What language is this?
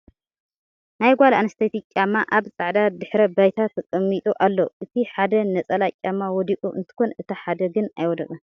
Tigrinya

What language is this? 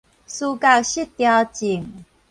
Min Nan Chinese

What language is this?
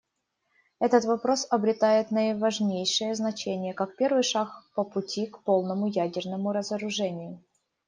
Russian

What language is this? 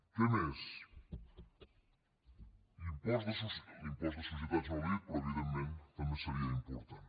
Catalan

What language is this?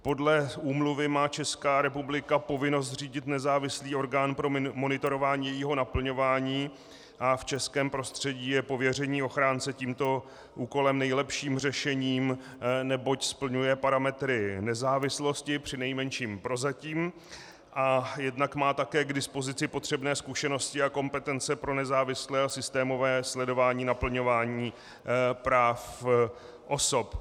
Czech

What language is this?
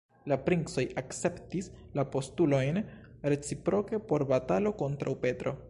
Esperanto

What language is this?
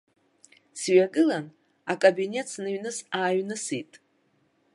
Abkhazian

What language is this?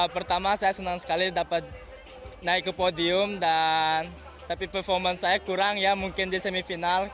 Indonesian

